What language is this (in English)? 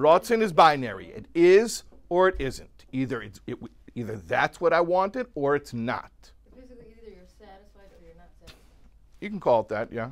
English